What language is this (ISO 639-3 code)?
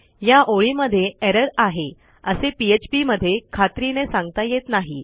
mar